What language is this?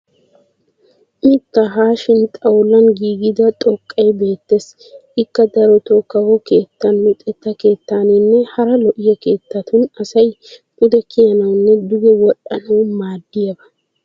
Wolaytta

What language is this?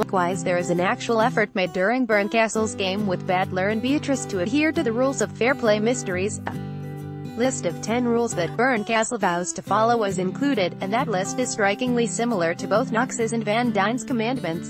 English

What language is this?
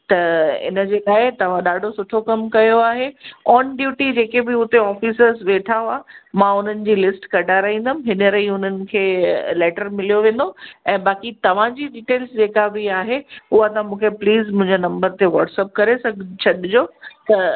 Sindhi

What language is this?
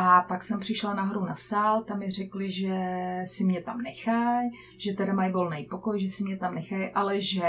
Czech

